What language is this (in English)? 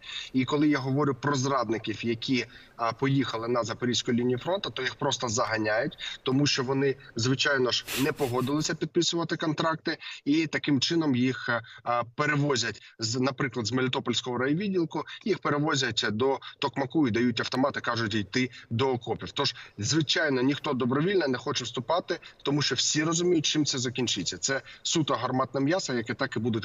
Ukrainian